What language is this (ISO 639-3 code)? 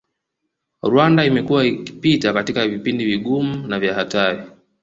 swa